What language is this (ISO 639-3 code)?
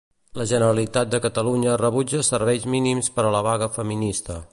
cat